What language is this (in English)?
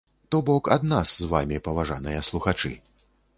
Belarusian